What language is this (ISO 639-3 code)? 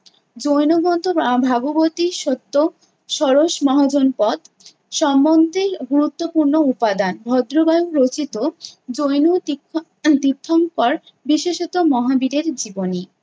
ben